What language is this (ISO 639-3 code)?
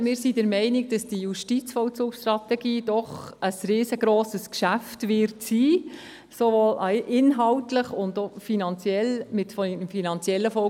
gsw